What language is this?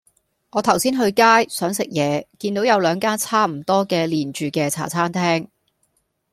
Cantonese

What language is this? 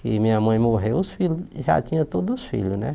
Portuguese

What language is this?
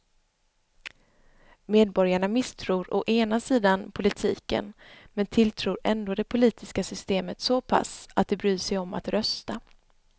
Swedish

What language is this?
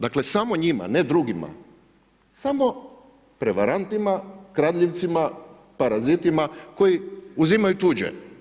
Croatian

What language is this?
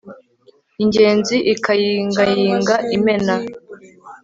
Kinyarwanda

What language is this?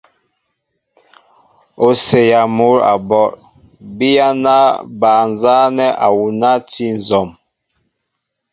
Mbo (Cameroon)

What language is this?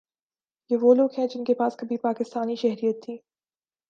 Urdu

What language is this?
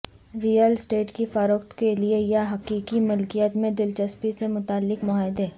Urdu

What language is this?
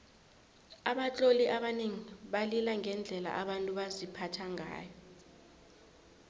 South Ndebele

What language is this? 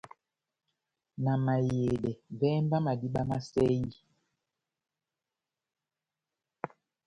Batanga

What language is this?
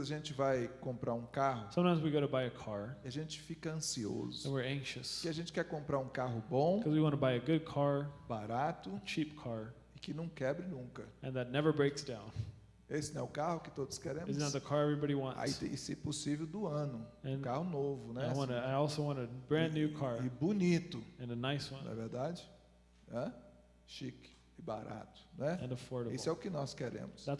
Portuguese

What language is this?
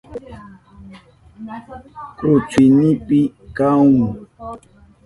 Southern Pastaza Quechua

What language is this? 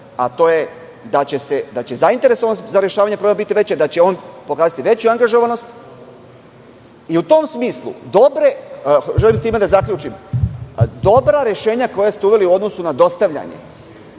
Serbian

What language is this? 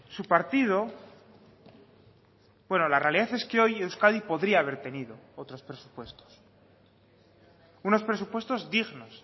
Spanish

